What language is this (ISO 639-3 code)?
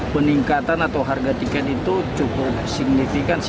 ind